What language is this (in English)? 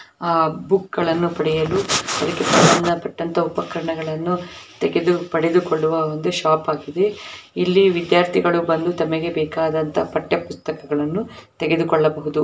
Kannada